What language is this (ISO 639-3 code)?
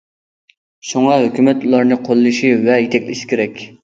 uig